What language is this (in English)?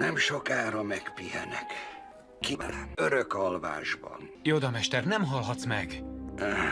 Hungarian